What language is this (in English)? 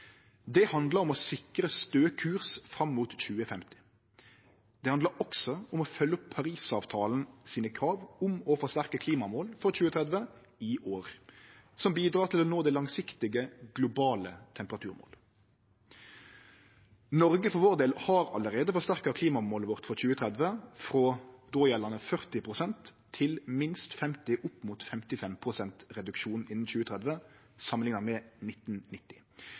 Norwegian Nynorsk